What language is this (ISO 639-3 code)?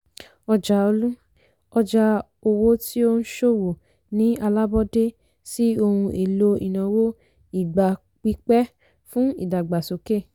yor